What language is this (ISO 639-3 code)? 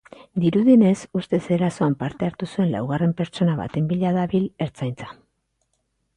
eus